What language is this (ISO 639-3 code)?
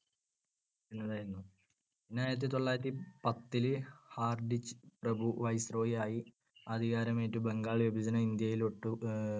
mal